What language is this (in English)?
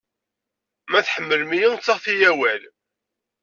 Kabyle